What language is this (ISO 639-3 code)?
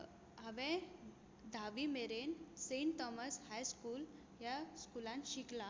kok